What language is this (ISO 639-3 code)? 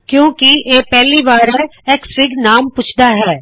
pan